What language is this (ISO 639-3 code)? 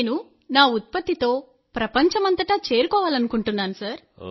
tel